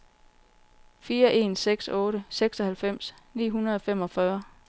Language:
Danish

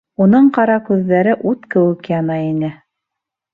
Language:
Bashkir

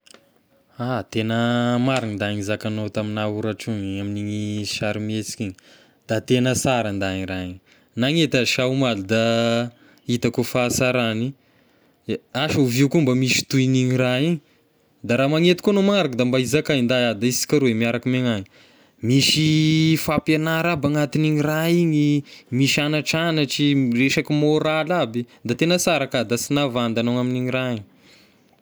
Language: Tesaka Malagasy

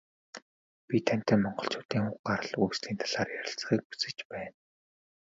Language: Mongolian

